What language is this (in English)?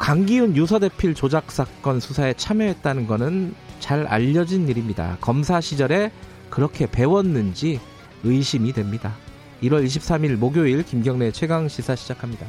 Korean